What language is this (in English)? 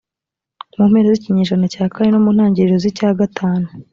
Kinyarwanda